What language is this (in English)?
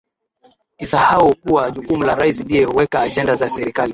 Swahili